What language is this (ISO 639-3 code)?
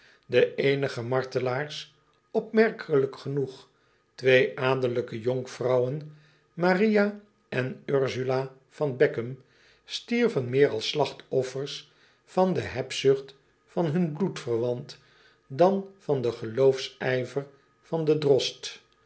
nld